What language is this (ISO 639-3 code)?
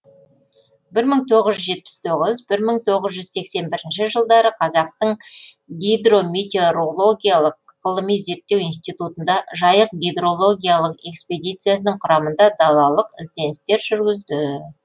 kaz